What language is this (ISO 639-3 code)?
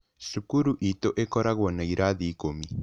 kik